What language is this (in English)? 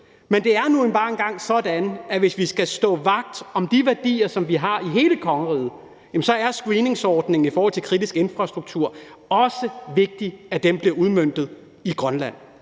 Danish